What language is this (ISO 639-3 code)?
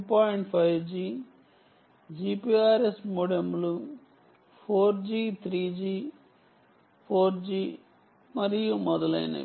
tel